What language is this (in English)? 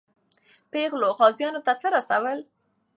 Pashto